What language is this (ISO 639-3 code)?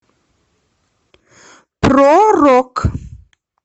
rus